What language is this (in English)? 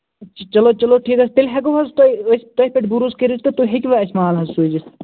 Kashmiri